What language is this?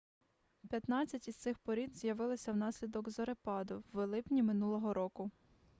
Ukrainian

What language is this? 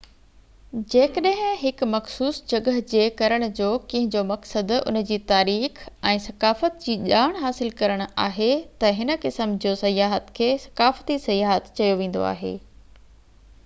Sindhi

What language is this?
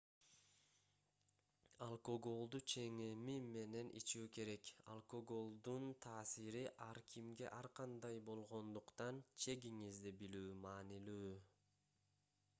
Kyrgyz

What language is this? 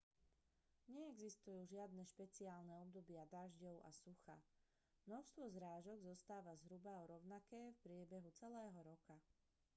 Slovak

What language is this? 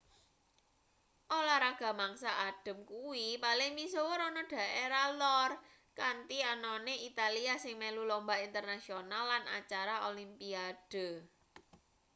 Javanese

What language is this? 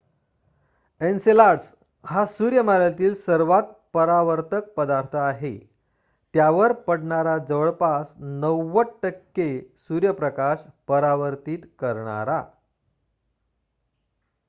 Marathi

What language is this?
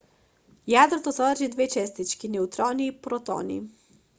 Macedonian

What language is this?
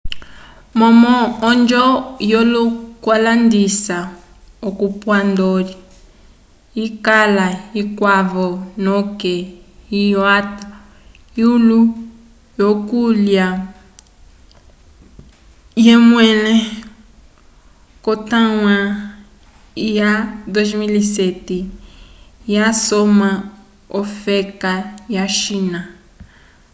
Umbundu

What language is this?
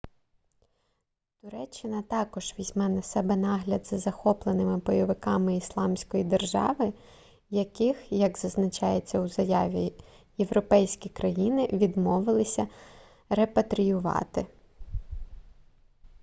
Ukrainian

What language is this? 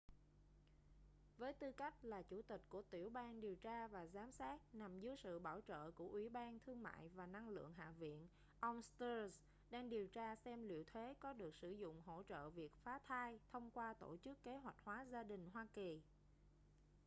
Vietnamese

